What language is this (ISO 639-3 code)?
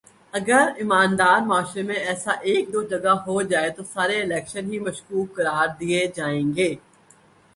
urd